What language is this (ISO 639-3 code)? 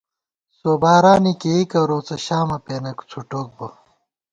gwt